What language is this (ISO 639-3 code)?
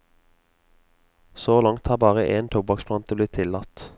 nor